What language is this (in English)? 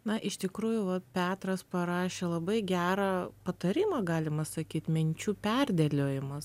Lithuanian